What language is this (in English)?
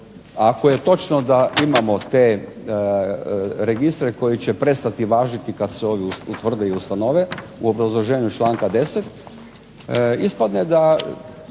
Croatian